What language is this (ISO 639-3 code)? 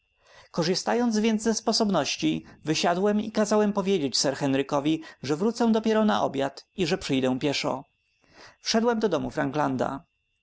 pol